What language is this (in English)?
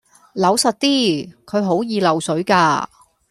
Cantonese